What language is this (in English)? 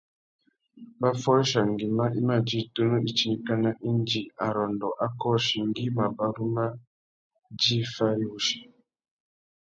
Tuki